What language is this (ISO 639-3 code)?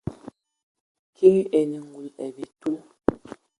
ewo